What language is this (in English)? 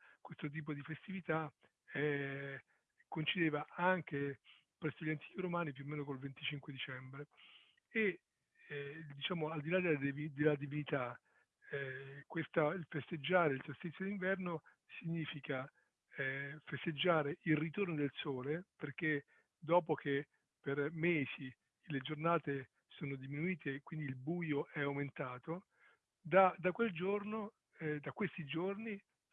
Italian